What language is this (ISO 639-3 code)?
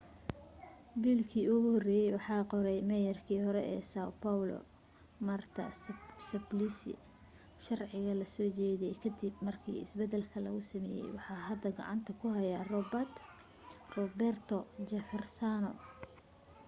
som